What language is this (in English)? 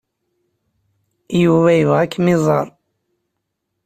Kabyle